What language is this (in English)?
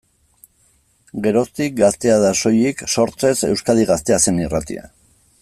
Basque